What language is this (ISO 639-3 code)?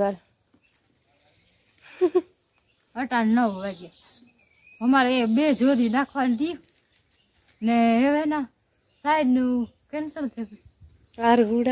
guj